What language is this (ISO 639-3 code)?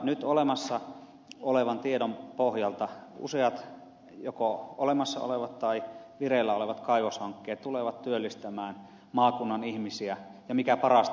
fin